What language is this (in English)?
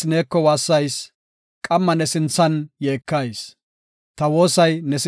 Gofa